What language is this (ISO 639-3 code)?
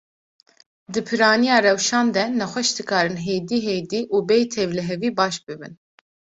kur